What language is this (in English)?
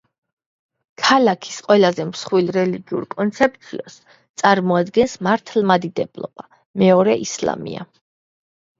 Georgian